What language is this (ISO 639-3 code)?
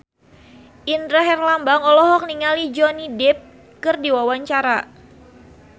sun